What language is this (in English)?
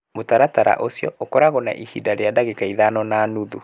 Kikuyu